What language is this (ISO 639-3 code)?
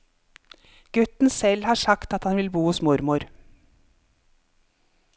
nor